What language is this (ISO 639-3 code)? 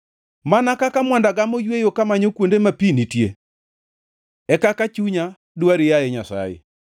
luo